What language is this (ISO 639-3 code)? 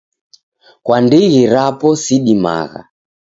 dav